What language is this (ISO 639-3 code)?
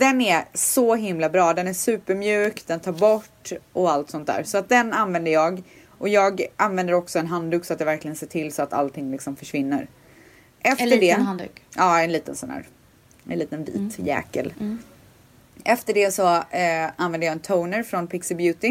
swe